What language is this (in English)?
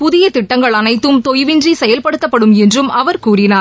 Tamil